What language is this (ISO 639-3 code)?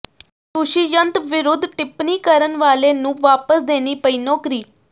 pan